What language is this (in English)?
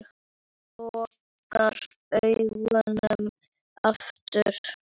Icelandic